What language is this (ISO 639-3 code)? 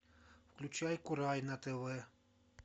rus